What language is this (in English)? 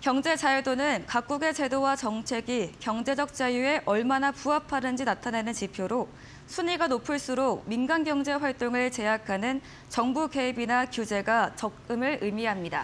Korean